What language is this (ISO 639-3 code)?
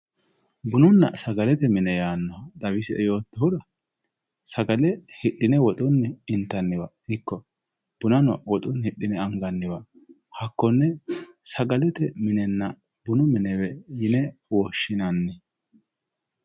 sid